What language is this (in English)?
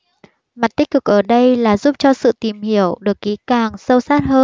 Vietnamese